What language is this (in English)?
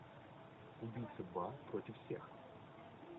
Russian